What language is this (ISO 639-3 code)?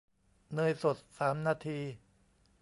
tha